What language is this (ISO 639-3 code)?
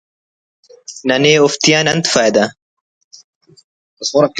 brh